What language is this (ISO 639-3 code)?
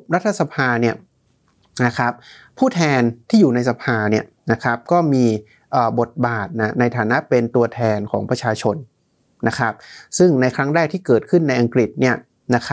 tha